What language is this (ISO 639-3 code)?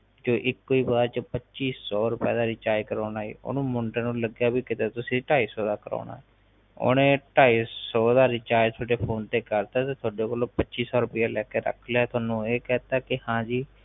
pan